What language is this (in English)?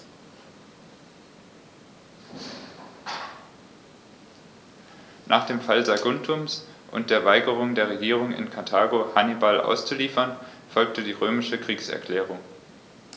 German